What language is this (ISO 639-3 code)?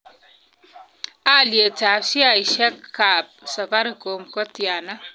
kln